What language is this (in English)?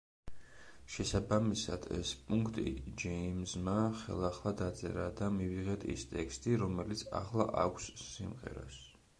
Georgian